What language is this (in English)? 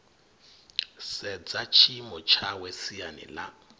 Venda